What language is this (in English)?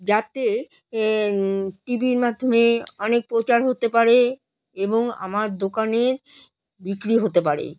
Bangla